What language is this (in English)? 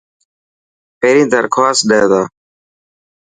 Dhatki